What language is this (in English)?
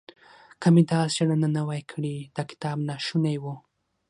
Pashto